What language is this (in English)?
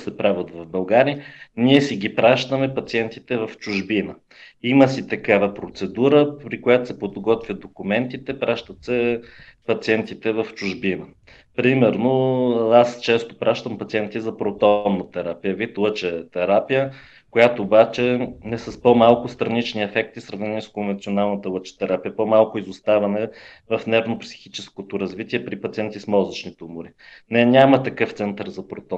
Bulgarian